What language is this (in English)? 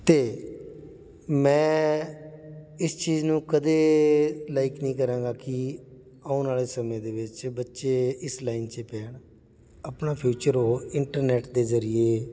Punjabi